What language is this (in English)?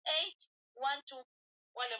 Swahili